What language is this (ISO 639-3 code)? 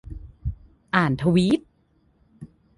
tha